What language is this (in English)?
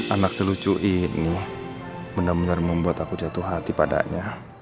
Indonesian